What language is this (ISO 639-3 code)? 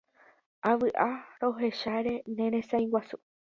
grn